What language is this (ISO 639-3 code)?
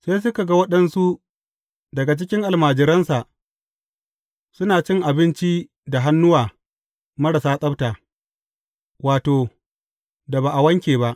hau